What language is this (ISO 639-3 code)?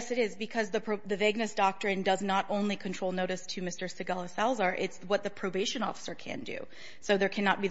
eng